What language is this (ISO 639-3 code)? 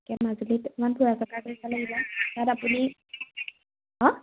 asm